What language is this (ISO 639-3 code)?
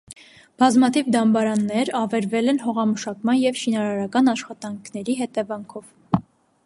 hye